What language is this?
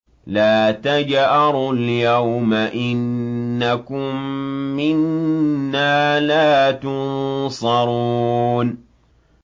Arabic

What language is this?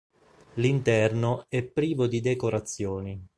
Italian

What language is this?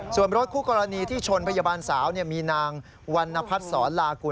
Thai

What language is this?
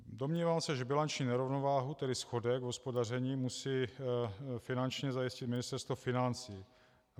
Czech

